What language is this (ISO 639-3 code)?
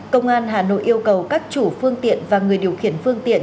vie